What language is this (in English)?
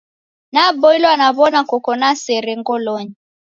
Taita